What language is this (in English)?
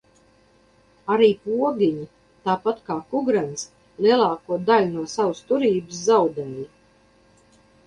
Latvian